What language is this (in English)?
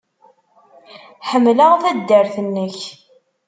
Kabyle